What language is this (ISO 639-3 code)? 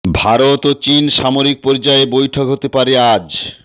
ben